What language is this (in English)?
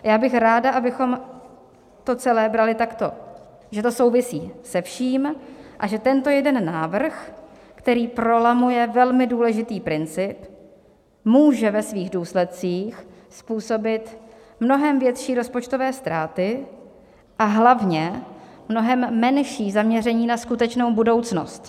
Czech